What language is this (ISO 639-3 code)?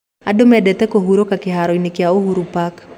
kik